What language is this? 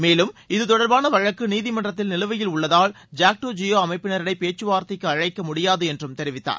Tamil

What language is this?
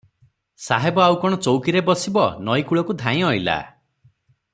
Odia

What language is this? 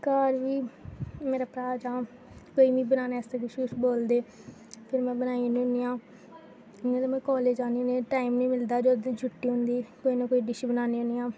Dogri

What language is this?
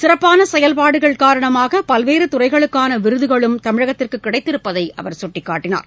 Tamil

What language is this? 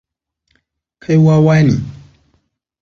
Hausa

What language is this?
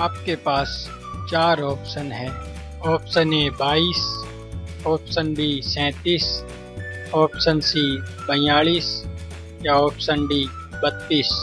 Hindi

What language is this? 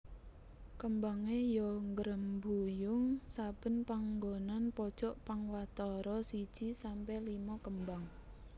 Javanese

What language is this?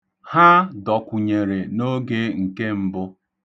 Igbo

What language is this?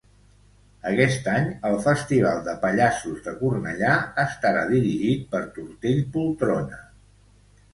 Catalan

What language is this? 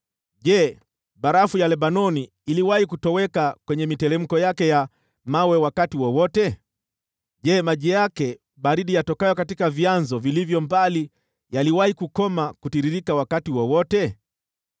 Swahili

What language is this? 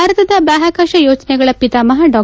Kannada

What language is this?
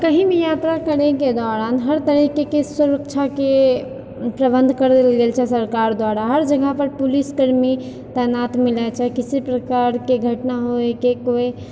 Maithili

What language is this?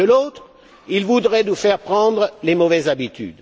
French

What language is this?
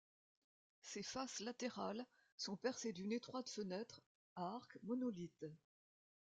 French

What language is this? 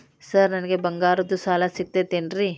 Kannada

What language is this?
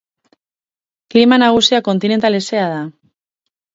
Basque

